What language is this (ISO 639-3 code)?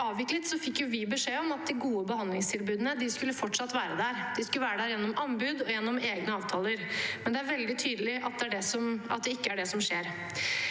nor